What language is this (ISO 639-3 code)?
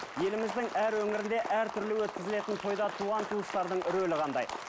kaz